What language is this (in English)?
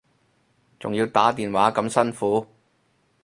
Cantonese